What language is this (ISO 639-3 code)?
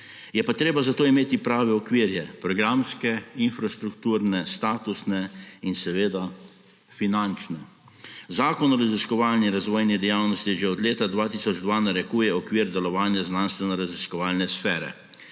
slv